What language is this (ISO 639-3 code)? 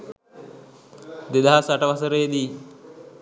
sin